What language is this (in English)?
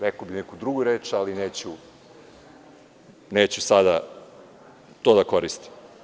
Serbian